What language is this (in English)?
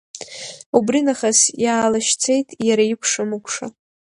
Abkhazian